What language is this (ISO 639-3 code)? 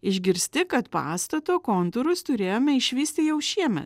lit